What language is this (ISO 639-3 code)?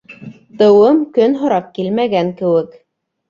bak